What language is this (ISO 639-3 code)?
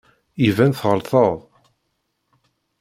kab